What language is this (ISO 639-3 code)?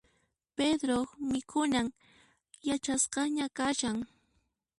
qxp